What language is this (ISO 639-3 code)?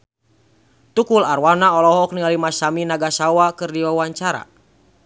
sun